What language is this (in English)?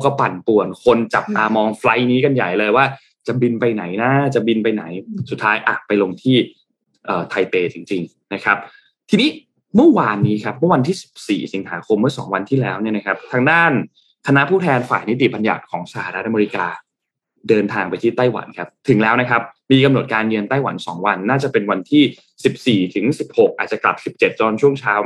Thai